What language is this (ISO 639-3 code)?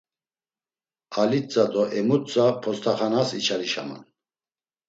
lzz